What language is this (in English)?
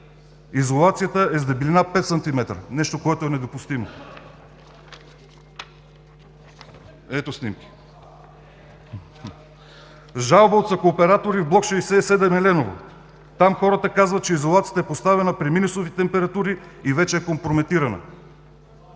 Bulgarian